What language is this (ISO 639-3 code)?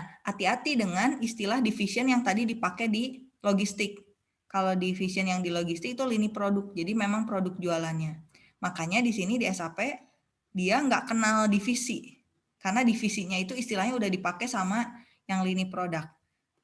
ind